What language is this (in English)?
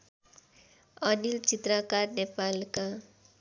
Nepali